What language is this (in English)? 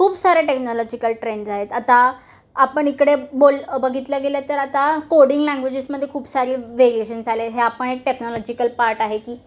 Marathi